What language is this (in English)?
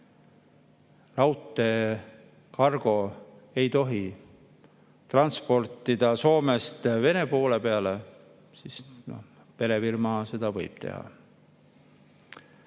Estonian